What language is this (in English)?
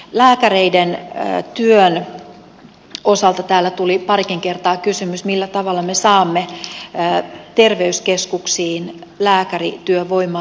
Finnish